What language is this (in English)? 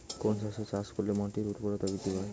Bangla